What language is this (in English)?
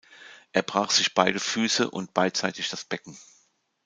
German